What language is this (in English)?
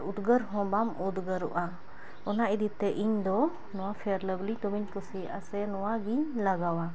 Santali